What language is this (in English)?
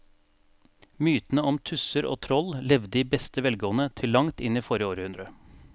Norwegian